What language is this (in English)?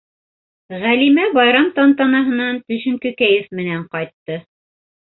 Bashkir